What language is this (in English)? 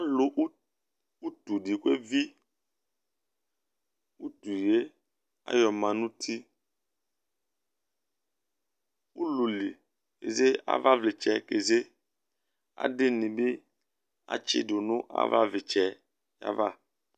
Ikposo